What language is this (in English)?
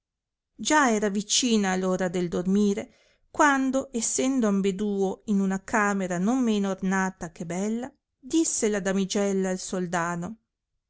Italian